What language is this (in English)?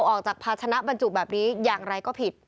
Thai